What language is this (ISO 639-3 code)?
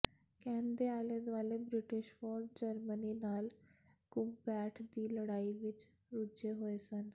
pan